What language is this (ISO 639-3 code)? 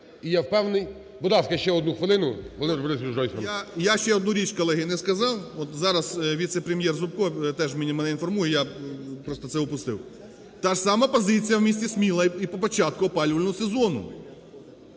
ukr